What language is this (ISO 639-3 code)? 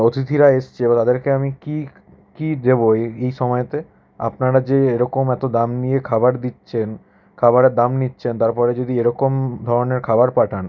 ben